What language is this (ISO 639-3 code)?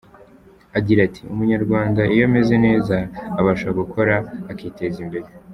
kin